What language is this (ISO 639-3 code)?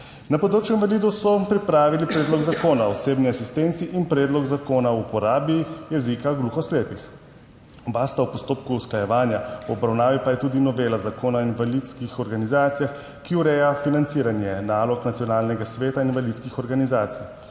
slv